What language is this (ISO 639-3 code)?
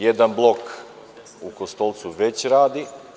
srp